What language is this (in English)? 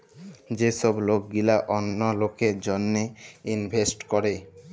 Bangla